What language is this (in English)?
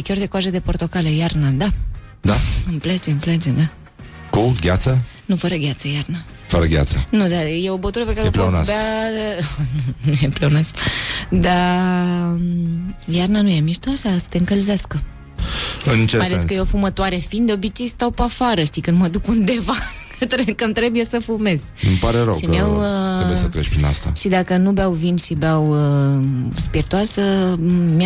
Romanian